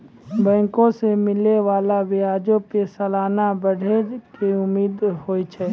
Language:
Maithili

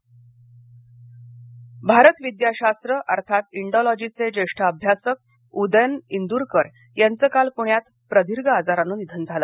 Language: Marathi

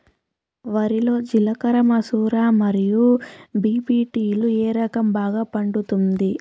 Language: Telugu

